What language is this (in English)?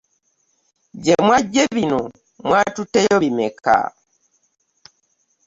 Ganda